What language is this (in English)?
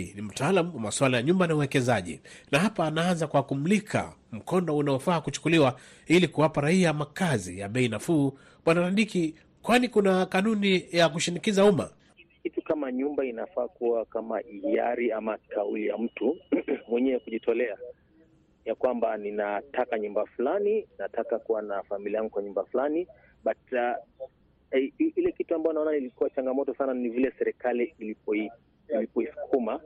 Swahili